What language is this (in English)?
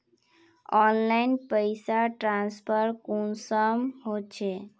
Magahi